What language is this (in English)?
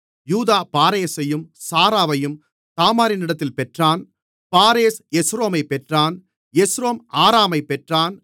Tamil